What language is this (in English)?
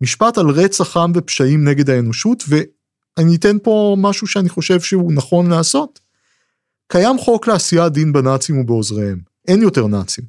Hebrew